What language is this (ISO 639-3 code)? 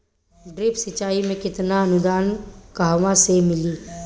bho